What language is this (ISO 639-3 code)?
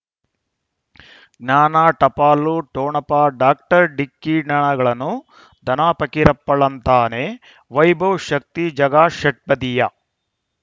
kan